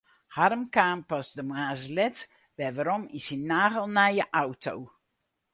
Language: Western Frisian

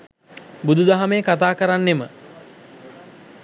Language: Sinhala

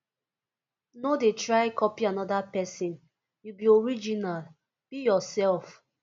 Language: Nigerian Pidgin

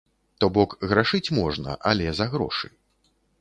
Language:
Belarusian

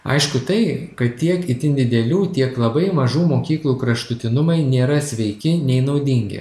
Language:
Lithuanian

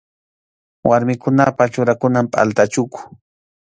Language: Arequipa-La Unión Quechua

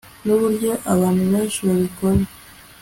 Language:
Kinyarwanda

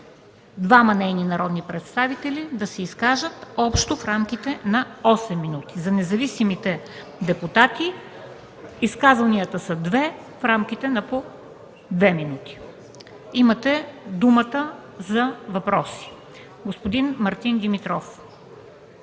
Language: Bulgarian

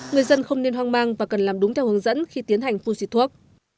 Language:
Vietnamese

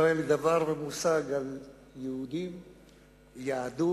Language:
Hebrew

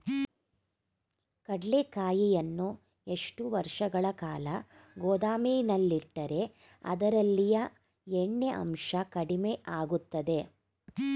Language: Kannada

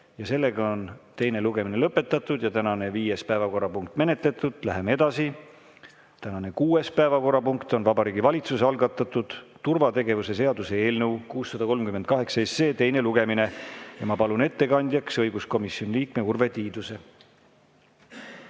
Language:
Estonian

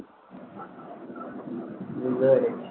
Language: Bangla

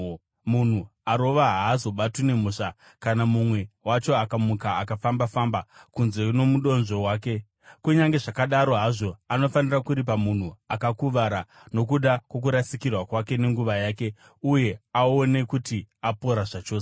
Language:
Shona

